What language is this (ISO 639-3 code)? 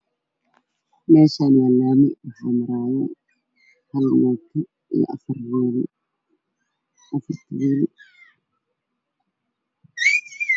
som